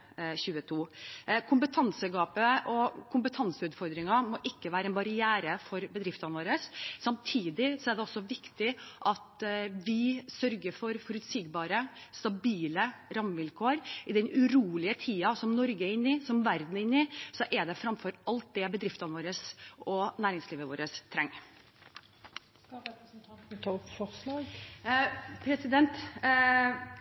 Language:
Norwegian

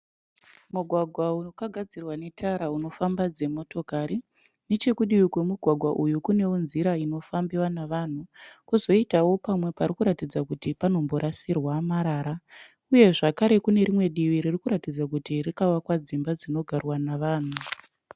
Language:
Shona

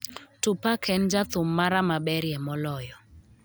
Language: Luo (Kenya and Tanzania)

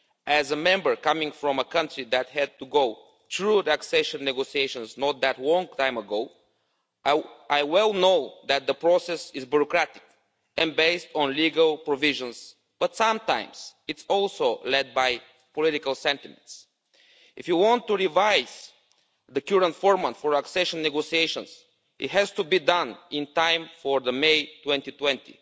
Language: English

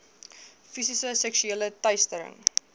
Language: Afrikaans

